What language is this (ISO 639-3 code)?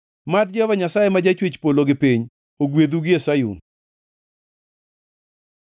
luo